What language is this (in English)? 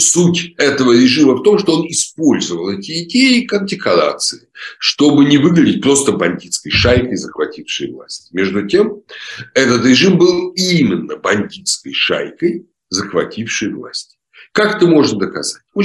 Russian